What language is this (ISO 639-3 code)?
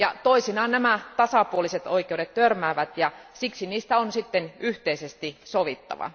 fin